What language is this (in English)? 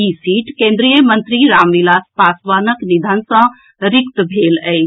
Maithili